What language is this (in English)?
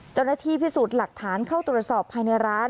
Thai